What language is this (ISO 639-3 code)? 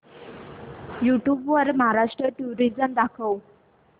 mar